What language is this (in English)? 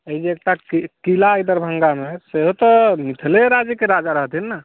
Maithili